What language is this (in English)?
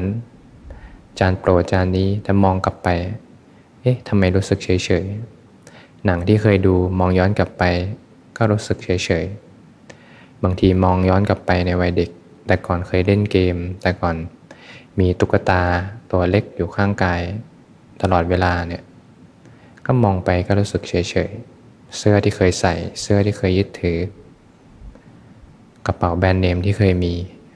Thai